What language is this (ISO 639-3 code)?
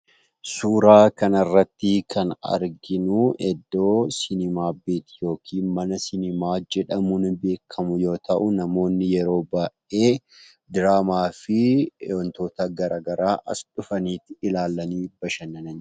orm